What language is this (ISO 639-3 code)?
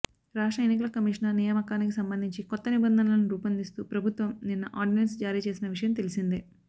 tel